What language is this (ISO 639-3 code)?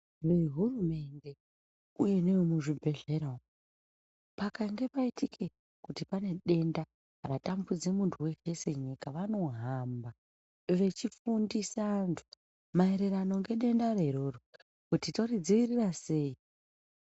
ndc